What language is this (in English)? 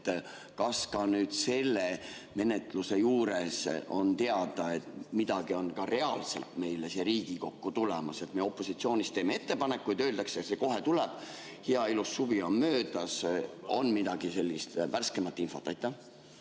Estonian